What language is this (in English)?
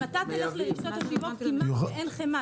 Hebrew